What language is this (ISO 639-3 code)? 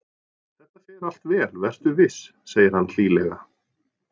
isl